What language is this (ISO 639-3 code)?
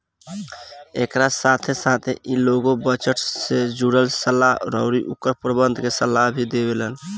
bho